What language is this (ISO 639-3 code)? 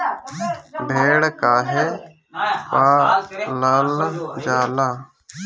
bho